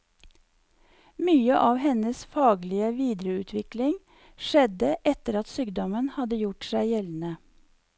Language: Norwegian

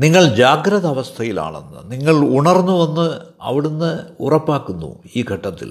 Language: Malayalam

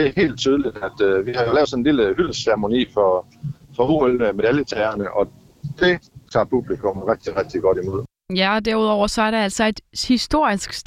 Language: Danish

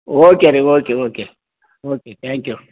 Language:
Kannada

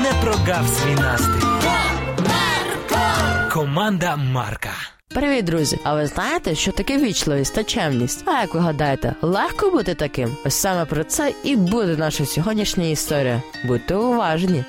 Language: Ukrainian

